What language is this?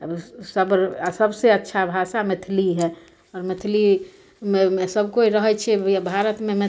Maithili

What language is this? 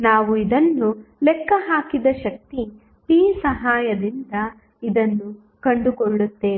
Kannada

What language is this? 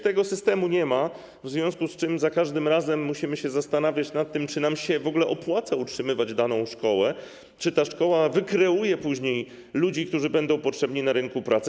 Polish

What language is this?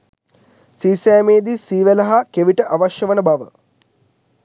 Sinhala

